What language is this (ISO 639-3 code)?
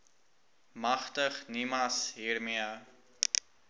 afr